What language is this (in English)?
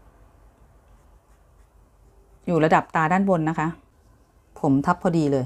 Thai